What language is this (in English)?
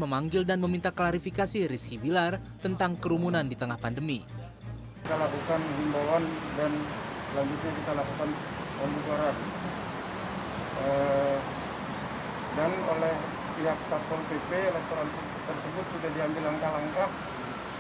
Indonesian